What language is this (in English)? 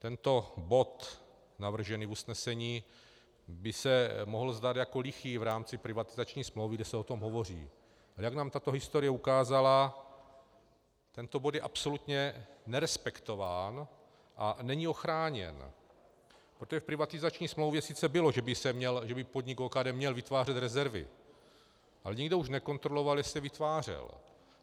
Czech